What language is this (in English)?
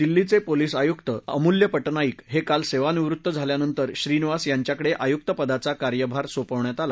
Marathi